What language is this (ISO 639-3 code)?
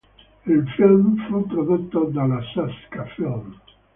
ita